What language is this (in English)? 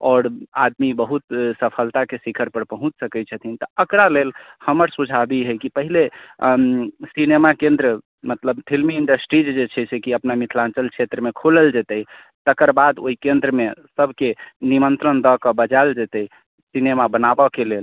Maithili